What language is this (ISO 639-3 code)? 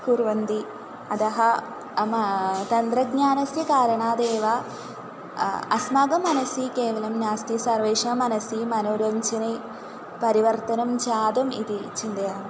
san